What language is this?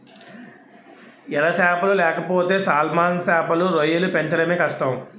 Telugu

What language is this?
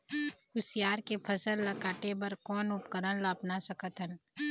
Chhattisgarhi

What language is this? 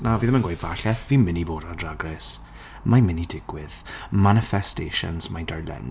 Welsh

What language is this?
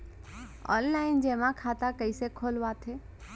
Chhattisgarhi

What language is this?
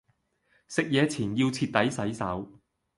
Cantonese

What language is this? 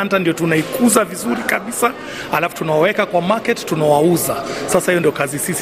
Swahili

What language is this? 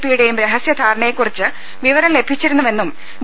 Malayalam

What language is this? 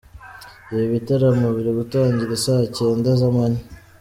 Kinyarwanda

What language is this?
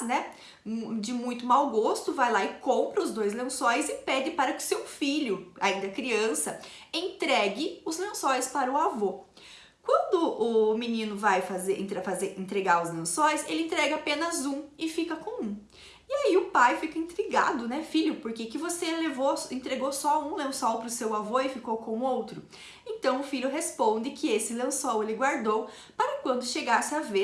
Portuguese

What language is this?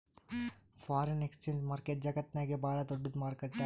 Kannada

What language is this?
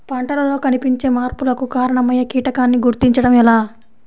Telugu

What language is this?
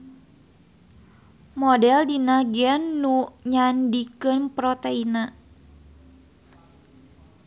Sundanese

